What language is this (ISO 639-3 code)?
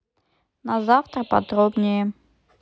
rus